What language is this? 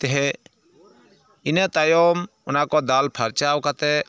Santali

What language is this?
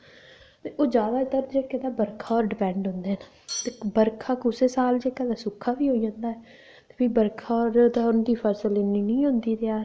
Dogri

